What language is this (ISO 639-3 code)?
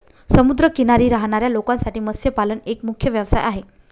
mar